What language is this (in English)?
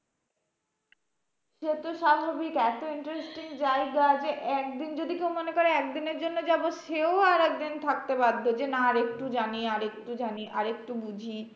Bangla